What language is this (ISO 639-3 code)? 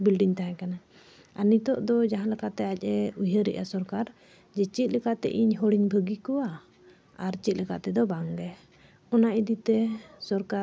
sat